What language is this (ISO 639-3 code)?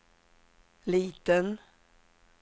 swe